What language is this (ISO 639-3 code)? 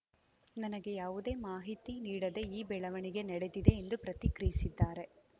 kan